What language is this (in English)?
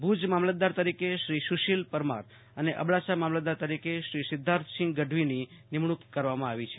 Gujarati